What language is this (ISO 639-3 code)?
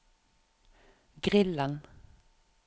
nor